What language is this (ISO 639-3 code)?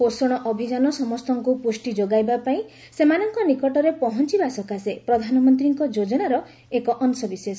ori